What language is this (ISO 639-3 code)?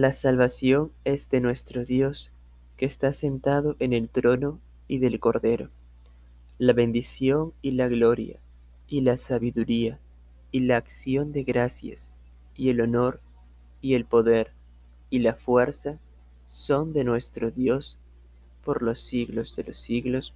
spa